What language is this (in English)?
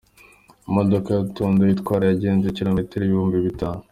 Kinyarwanda